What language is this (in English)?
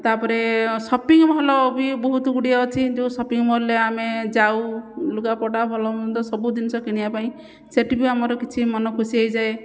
Odia